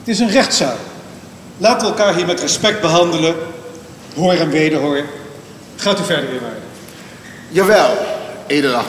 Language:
Dutch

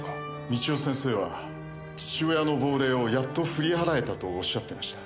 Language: Japanese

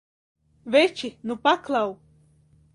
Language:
Latvian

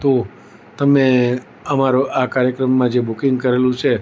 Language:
Gujarati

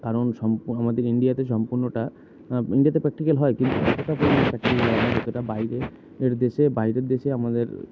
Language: Bangla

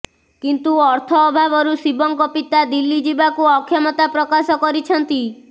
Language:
Odia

